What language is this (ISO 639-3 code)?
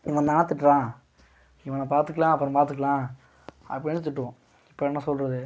tam